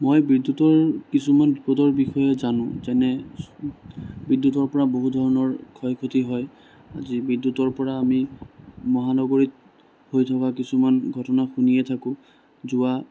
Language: Assamese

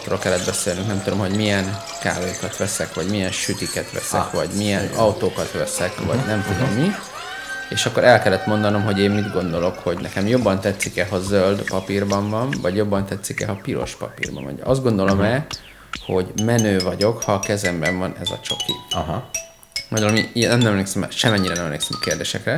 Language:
Hungarian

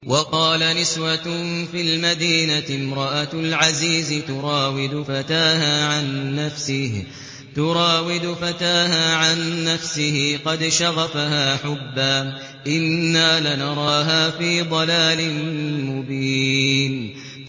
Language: Arabic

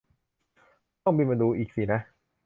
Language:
Thai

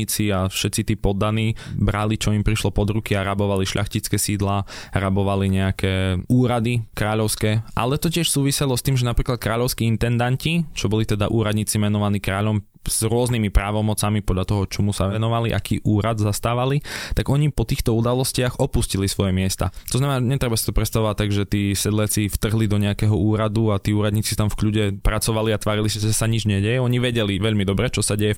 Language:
Slovak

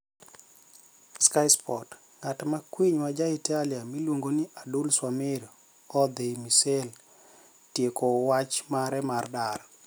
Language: Luo (Kenya and Tanzania)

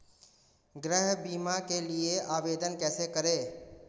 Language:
Hindi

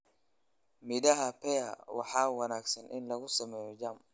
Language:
Somali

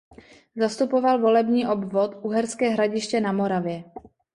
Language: Czech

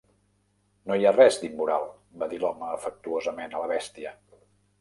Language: Catalan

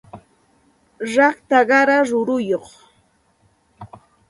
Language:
Santa Ana de Tusi Pasco Quechua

